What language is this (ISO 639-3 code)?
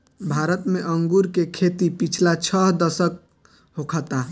bho